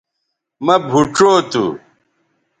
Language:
Bateri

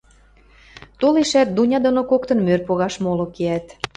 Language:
Western Mari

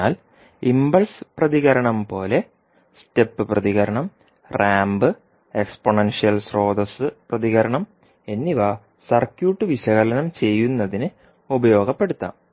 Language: Malayalam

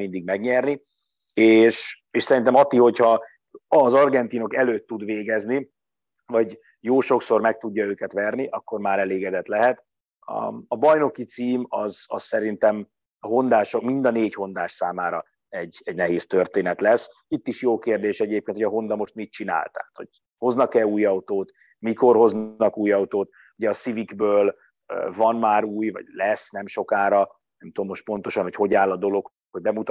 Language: Hungarian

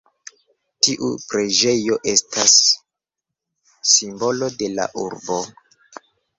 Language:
Esperanto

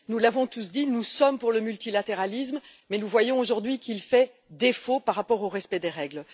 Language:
French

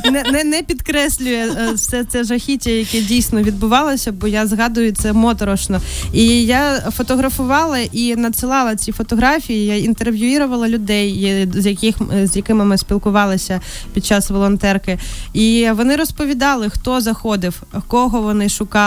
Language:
Ukrainian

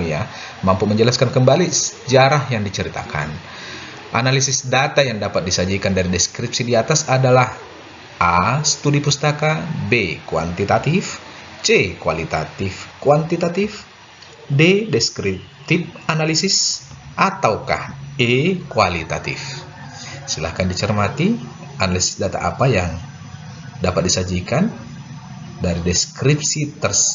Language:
Indonesian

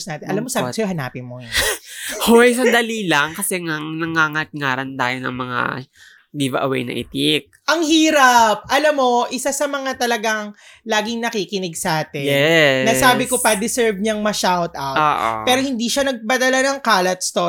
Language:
Filipino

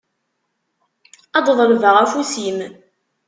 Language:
Kabyle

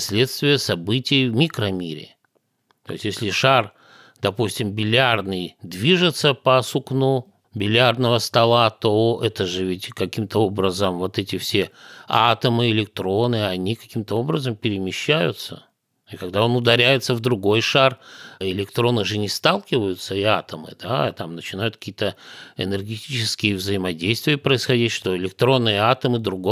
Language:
Russian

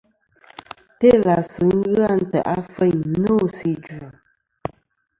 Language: Kom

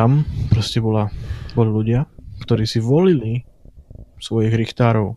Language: Slovak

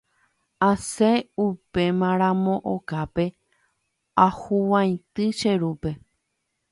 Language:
Guarani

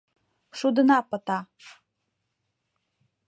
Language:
Mari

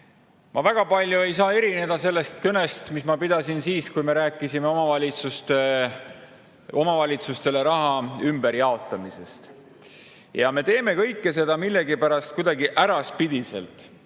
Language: Estonian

